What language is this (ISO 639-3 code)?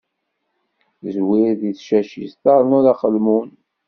kab